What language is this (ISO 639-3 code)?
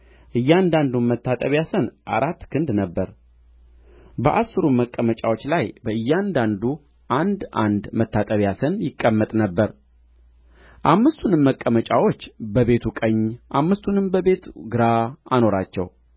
amh